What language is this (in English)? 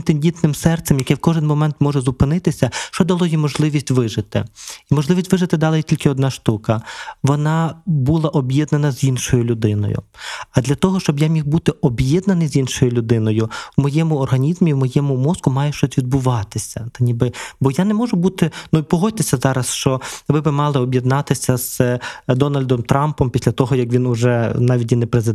Ukrainian